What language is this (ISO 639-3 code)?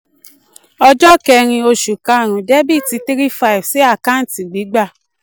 yor